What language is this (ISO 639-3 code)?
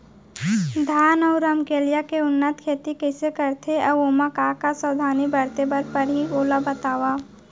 hne